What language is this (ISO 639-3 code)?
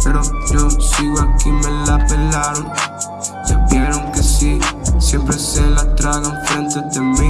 spa